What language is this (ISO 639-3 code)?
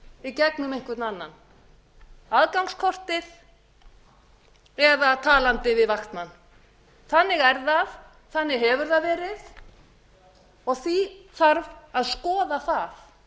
isl